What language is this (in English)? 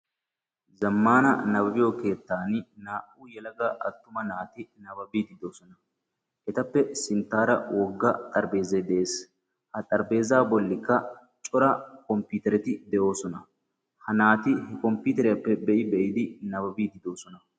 Wolaytta